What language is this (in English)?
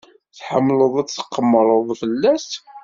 Kabyle